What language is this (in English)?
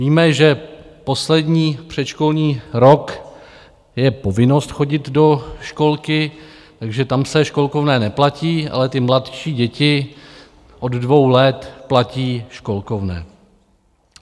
Czech